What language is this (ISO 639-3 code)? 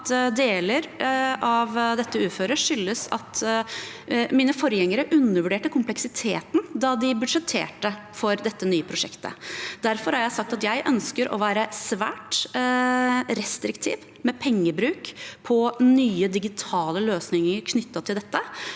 nor